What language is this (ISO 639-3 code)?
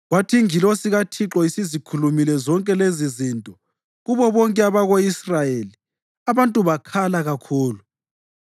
nde